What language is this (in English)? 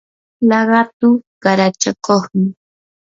Yanahuanca Pasco Quechua